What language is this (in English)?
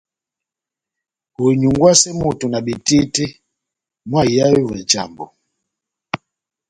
Batanga